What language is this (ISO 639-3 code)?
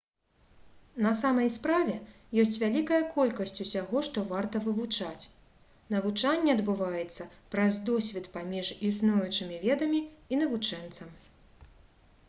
bel